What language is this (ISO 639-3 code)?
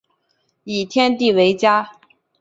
zho